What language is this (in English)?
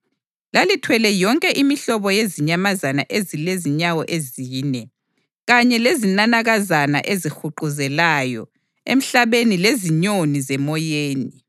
North Ndebele